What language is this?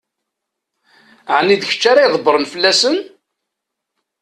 Kabyle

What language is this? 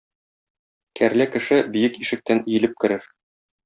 Tatar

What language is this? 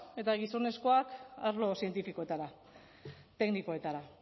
Basque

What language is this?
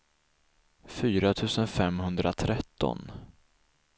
Swedish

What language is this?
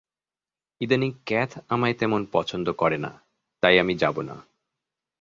Bangla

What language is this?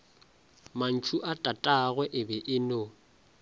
Northern Sotho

